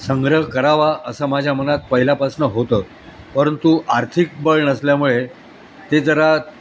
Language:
Marathi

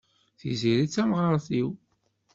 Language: Kabyle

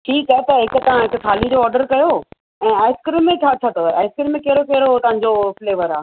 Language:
Sindhi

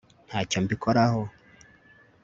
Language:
Kinyarwanda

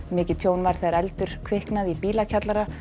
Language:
Icelandic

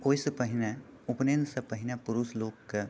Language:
Maithili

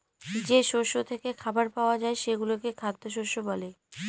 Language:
Bangla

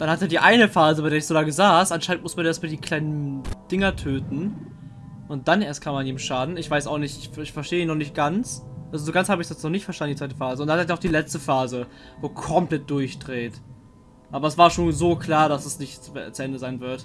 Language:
German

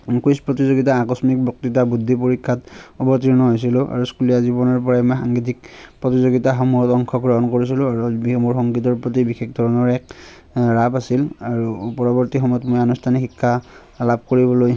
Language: Assamese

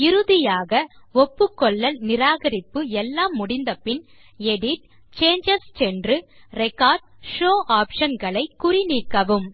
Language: Tamil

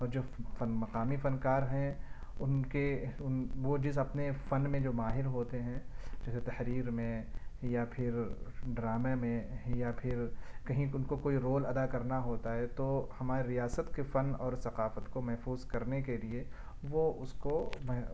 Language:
Urdu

